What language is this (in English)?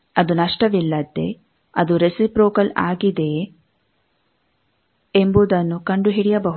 Kannada